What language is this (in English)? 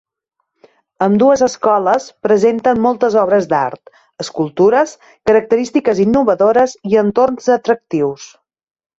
Catalan